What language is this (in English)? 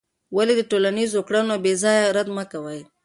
Pashto